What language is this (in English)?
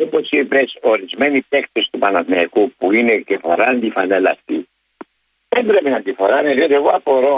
Greek